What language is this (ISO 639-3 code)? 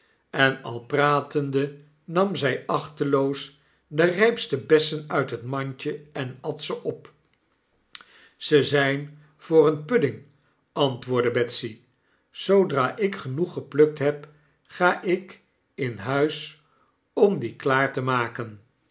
nld